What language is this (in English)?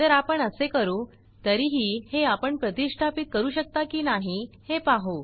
Marathi